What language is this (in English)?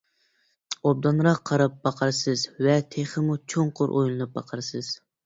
Uyghur